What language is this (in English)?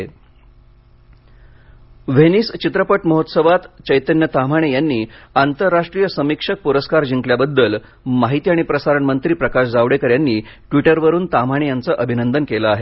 Marathi